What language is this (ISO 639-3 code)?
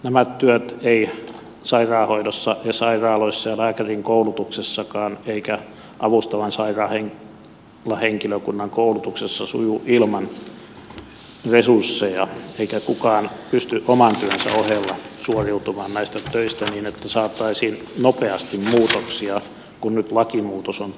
fin